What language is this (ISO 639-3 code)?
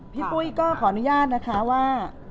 tha